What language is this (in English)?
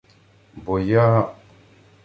Ukrainian